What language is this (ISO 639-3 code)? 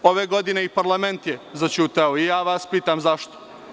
srp